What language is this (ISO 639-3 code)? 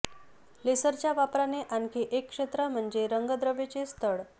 mar